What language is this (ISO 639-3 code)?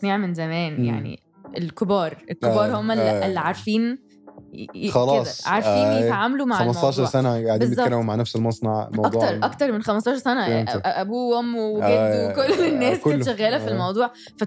ara